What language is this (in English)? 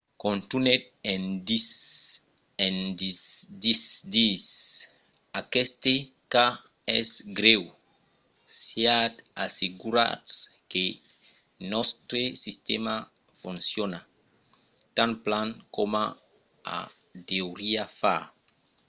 Occitan